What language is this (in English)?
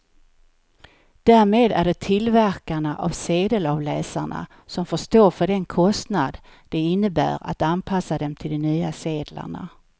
Swedish